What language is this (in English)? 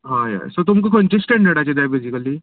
Konkani